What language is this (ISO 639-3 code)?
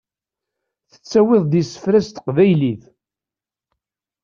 kab